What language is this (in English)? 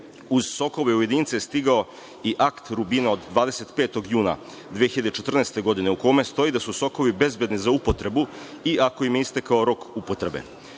Serbian